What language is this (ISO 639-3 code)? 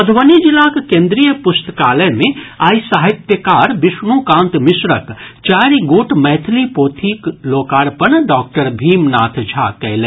mai